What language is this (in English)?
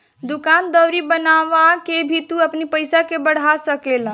Bhojpuri